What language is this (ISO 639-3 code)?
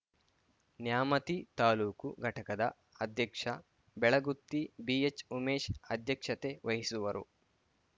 kan